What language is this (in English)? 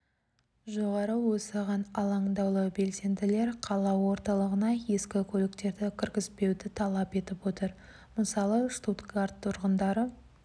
Kazakh